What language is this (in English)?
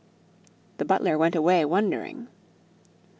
English